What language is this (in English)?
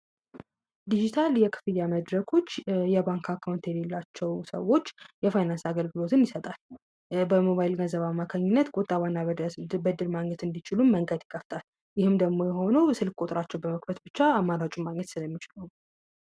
Amharic